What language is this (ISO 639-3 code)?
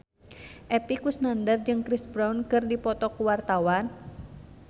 sun